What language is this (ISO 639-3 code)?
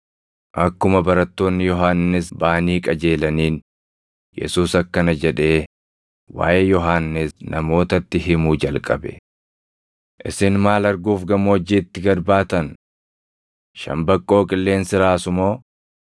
orm